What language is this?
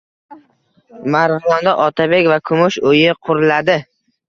Uzbek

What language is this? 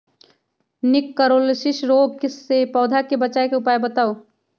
Magahi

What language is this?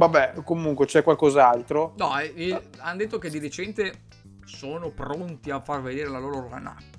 Italian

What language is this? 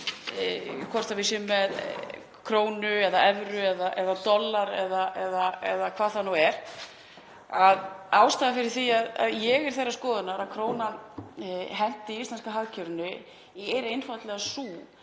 Icelandic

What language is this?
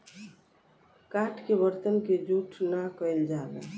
Bhojpuri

